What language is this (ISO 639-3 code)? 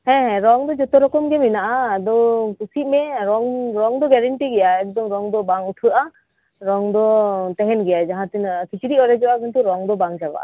sat